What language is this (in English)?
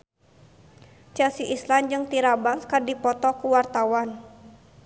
Sundanese